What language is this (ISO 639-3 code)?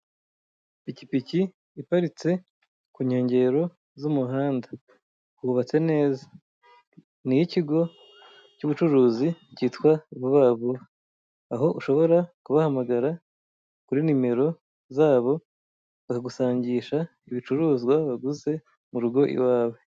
kin